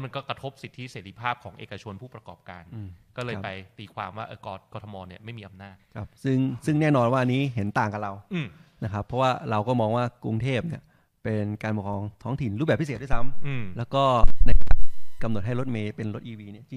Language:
Thai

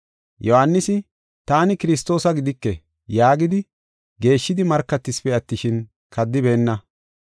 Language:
Gofa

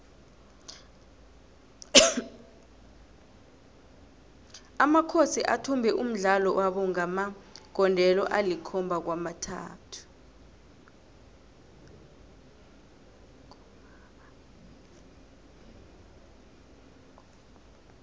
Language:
South Ndebele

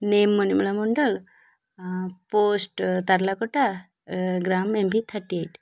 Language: Odia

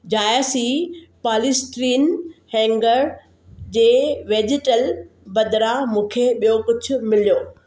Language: Sindhi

